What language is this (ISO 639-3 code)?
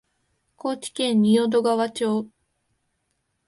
jpn